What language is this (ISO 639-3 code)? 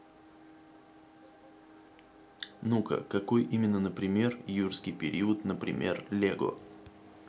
rus